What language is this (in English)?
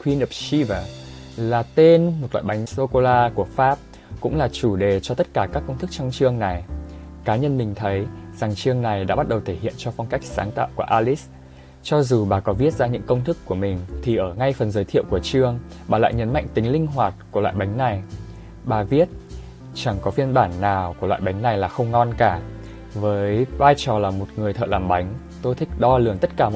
Vietnamese